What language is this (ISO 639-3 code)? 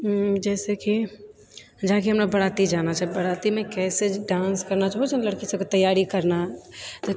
mai